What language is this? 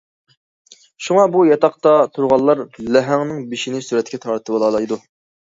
Uyghur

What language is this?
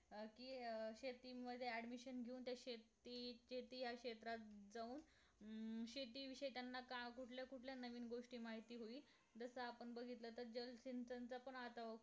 Marathi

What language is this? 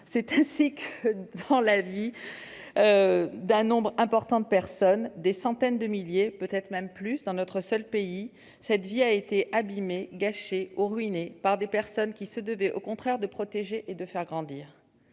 French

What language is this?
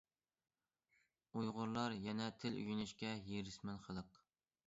Uyghur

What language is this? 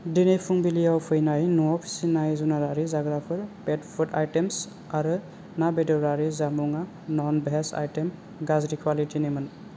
Bodo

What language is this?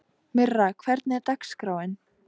Icelandic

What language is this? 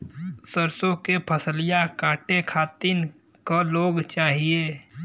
Bhojpuri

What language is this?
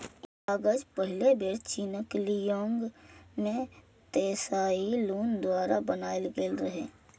Maithili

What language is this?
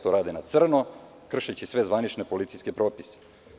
Serbian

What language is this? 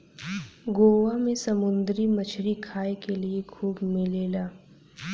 Bhojpuri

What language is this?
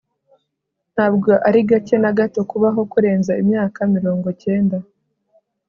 Kinyarwanda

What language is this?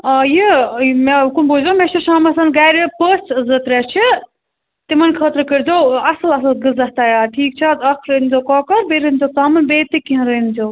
Kashmiri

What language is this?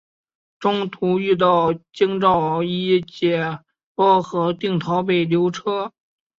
Chinese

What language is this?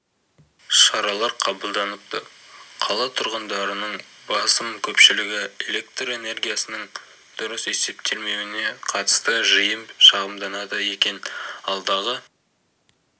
Kazakh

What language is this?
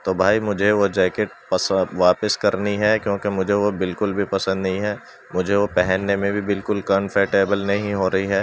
Urdu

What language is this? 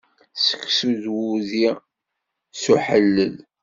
Kabyle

